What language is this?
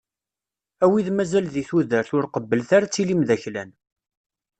Kabyle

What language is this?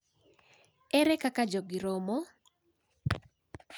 Luo (Kenya and Tanzania)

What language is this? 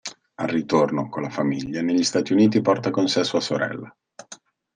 Italian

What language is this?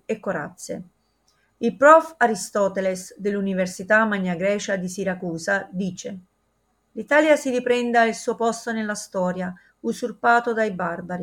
Italian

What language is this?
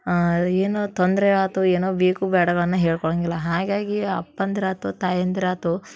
Kannada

